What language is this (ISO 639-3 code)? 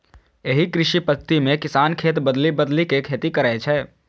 mai